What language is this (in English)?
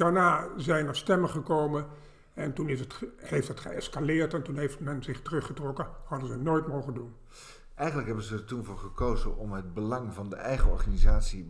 Dutch